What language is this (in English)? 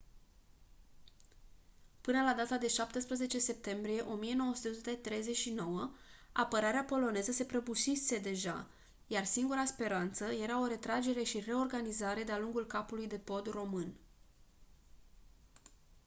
Romanian